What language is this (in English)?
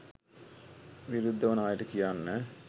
Sinhala